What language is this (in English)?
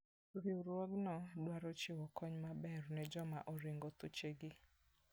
Luo (Kenya and Tanzania)